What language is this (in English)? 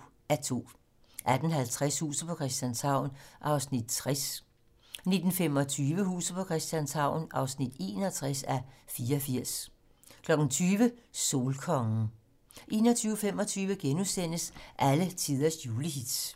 Danish